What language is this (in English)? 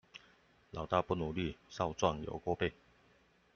Chinese